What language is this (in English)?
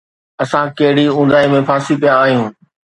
Sindhi